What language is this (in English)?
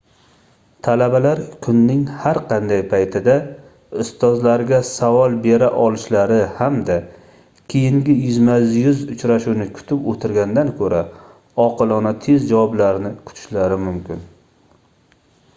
Uzbek